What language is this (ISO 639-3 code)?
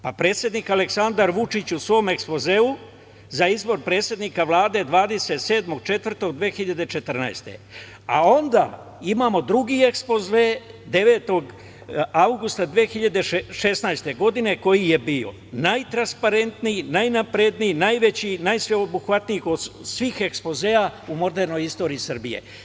srp